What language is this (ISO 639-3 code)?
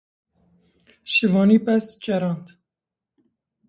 kur